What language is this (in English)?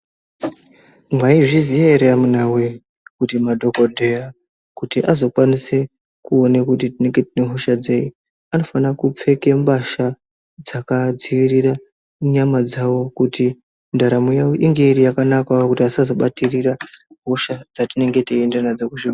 Ndau